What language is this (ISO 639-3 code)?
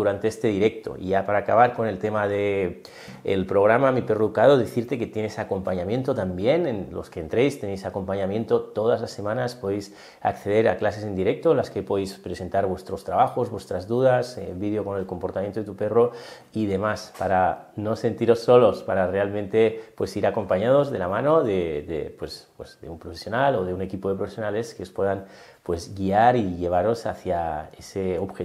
spa